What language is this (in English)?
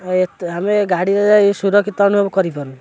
Odia